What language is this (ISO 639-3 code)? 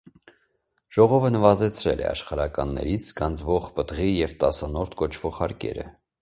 hye